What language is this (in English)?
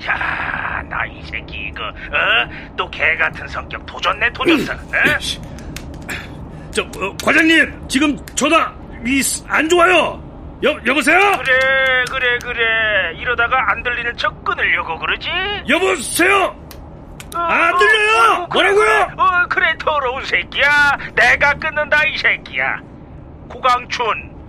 Korean